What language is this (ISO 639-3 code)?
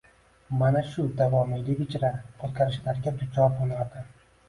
uzb